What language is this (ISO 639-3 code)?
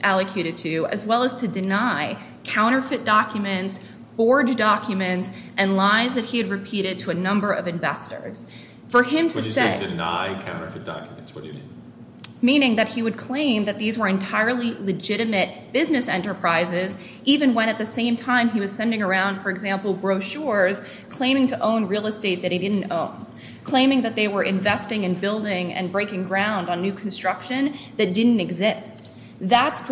eng